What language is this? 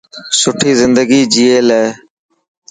Dhatki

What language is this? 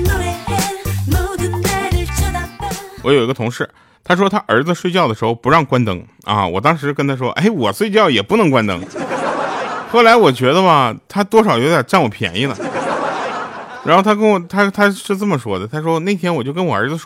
Chinese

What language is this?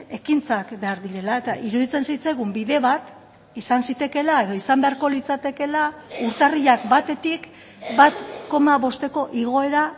Basque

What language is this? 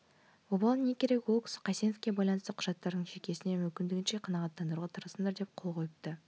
Kazakh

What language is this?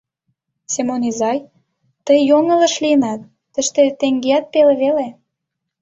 Mari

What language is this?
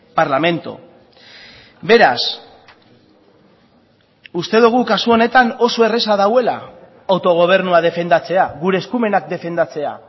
Basque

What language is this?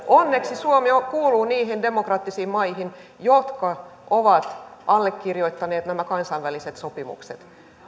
Finnish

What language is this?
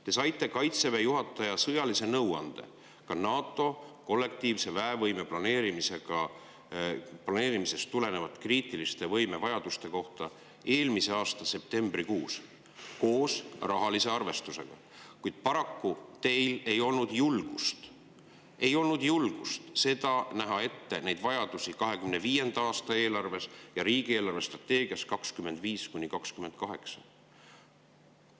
Estonian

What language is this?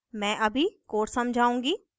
Hindi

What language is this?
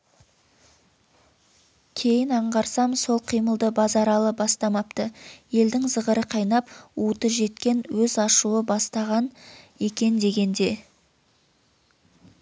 Kazakh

